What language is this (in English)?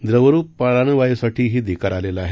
Marathi